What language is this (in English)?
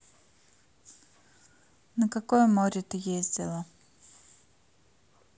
Russian